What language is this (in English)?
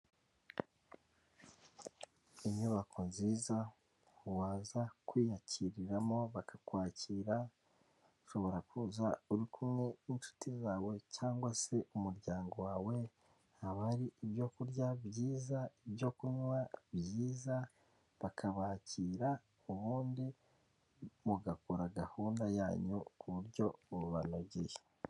Kinyarwanda